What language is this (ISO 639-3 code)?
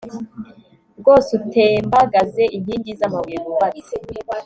kin